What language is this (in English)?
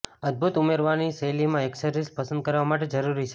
Gujarati